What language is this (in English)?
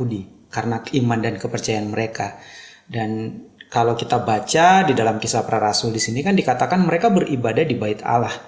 Indonesian